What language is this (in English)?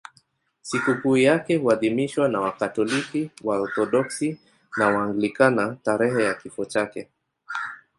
Swahili